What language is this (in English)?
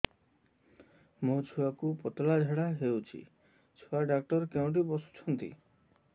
Odia